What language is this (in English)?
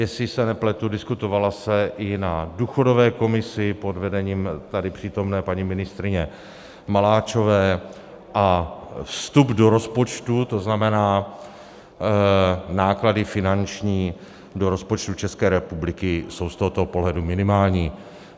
Czech